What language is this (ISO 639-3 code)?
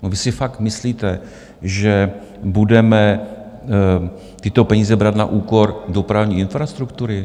ces